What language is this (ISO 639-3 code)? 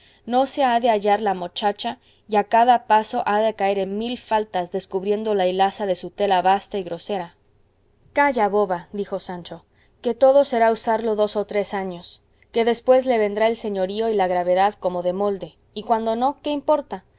spa